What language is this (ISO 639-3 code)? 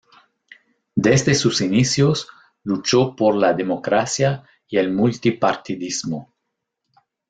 spa